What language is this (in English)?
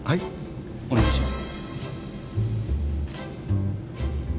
Japanese